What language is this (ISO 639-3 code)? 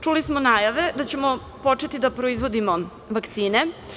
srp